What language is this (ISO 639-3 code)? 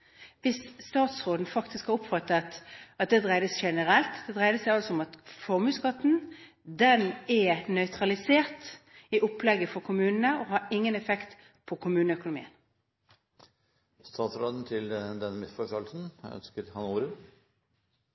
nor